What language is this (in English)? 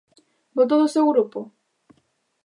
Galician